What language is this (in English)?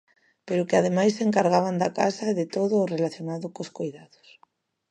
Galician